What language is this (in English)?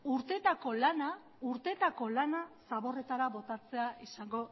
Basque